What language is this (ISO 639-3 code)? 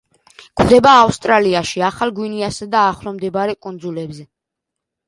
kat